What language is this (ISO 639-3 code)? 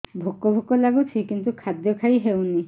ori